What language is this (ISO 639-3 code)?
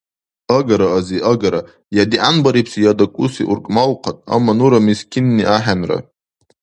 dar